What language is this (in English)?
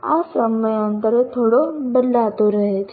Gujarati